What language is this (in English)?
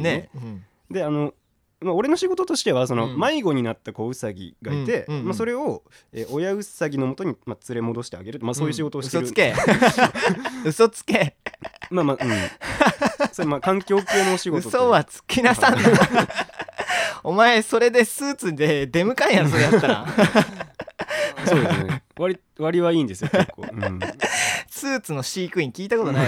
Japanese